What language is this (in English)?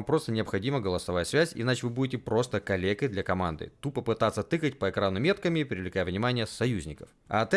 Russian